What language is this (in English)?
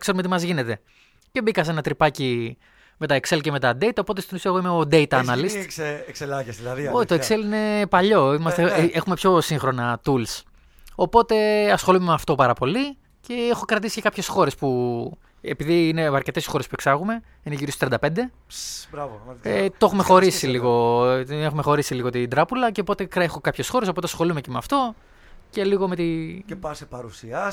Greek